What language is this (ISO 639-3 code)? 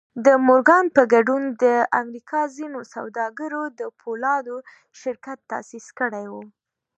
pus